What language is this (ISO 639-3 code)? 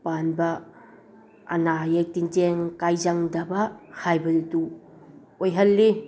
mni